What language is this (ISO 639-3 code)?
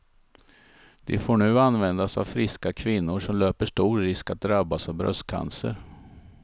swe